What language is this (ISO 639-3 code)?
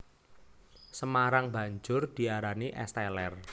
jav